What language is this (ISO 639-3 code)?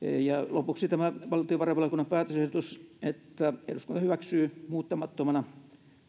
fin